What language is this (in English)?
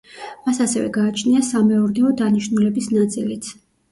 Georgian